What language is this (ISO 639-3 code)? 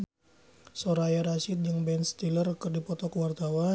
sun